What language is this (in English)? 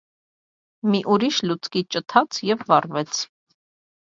Armenian